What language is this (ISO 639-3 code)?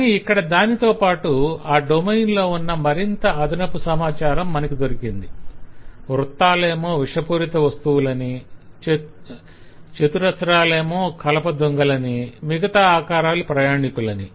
tel